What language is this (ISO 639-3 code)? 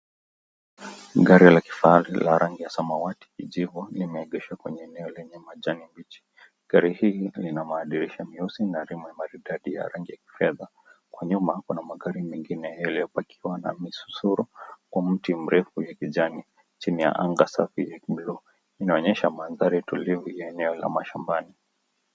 swa